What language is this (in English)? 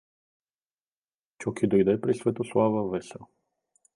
Bulgarian